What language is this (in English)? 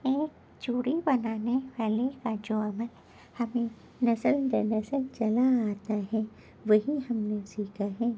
Urdu